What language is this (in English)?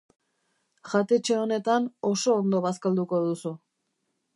Basque